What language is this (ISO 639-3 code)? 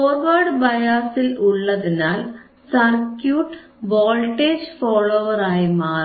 mal